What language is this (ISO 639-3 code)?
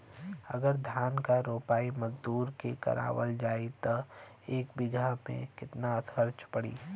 bho